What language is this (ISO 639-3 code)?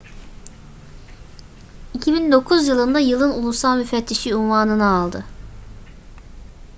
tur